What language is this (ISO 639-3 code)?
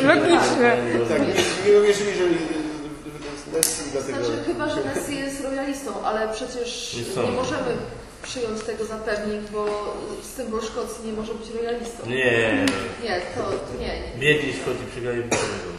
pol